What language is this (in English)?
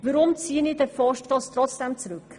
Swiss German